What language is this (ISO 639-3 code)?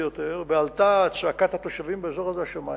heb